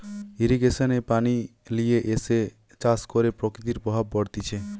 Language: Bangla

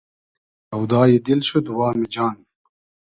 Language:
Hazaragi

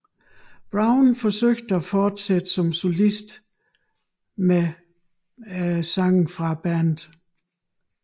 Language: Danish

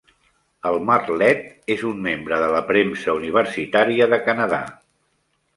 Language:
Catalan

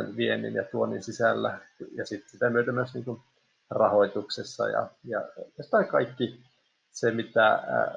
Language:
Finnish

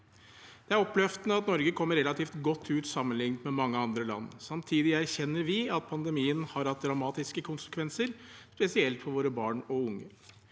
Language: Norwegian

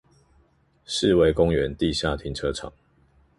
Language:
Chinese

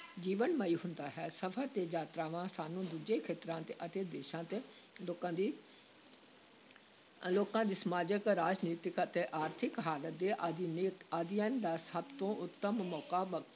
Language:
Punjabi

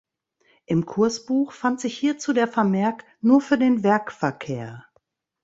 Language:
German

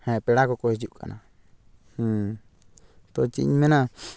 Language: Santali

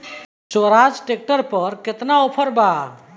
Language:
Bhojpuri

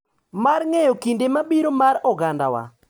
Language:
Luo (Kenya and Tanzania)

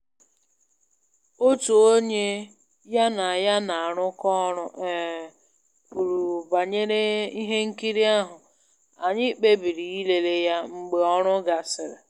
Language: Igbo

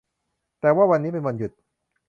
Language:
Thai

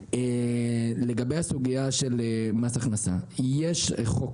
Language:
Hebrew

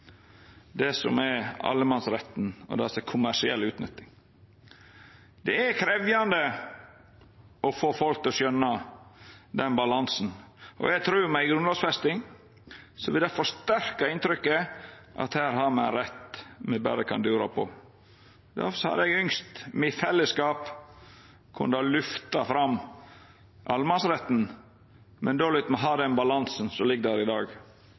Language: Norwegian Nynorsk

